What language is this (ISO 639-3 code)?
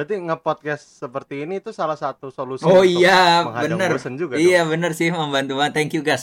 ind